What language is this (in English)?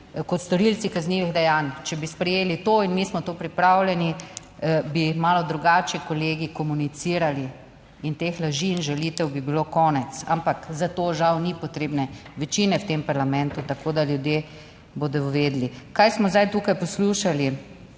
Slovenian